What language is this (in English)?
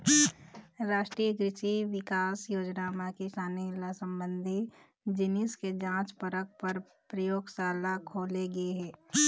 Chhattisgarhi